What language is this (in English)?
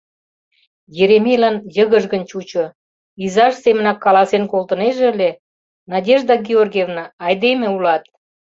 Mari